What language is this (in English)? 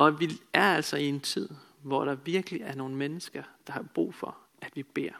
Danish